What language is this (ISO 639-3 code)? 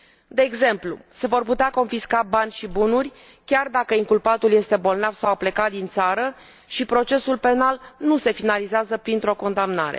ron